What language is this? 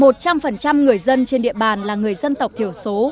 Vietnamese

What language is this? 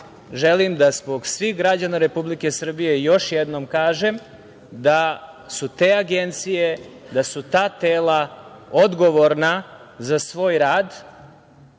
Serbian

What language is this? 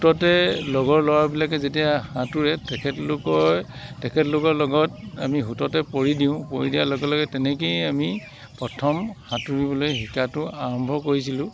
Assamese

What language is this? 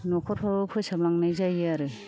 Bodo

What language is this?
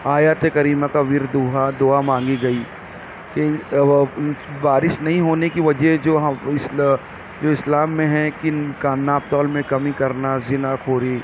Urdu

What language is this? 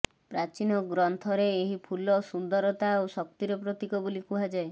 Odia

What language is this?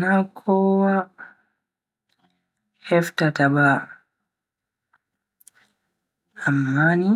Bagirmi Fulfulde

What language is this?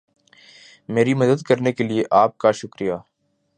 Urdu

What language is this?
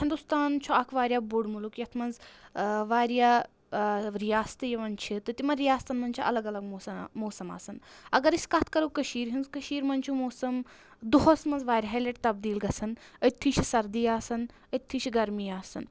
Kashmiri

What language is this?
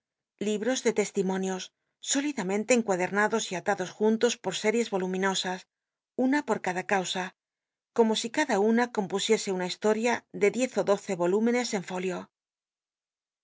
Spanish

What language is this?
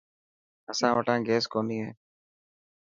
Dhatki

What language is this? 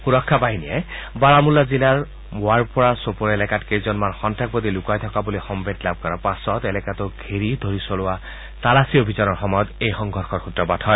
Assamese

